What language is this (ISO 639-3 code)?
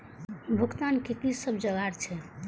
mai